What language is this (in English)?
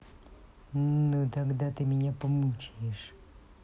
Russian